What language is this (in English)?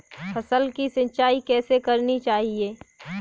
Hindi